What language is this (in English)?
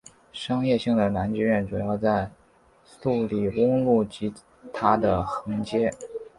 Chinese